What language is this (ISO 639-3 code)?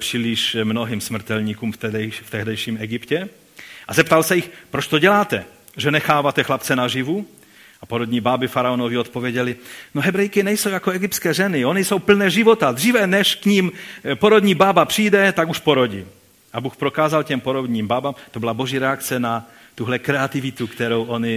ces